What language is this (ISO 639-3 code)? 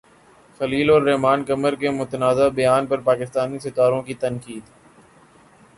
urd